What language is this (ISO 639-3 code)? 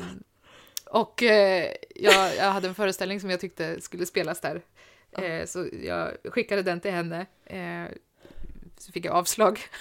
swe